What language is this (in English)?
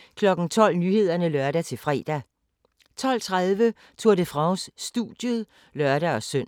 Danish